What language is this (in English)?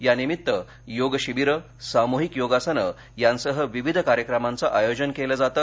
Marathi